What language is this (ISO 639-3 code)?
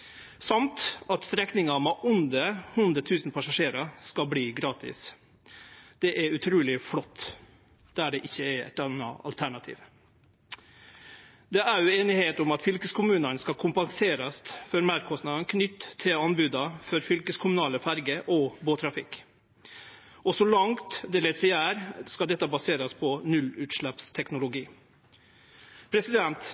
nno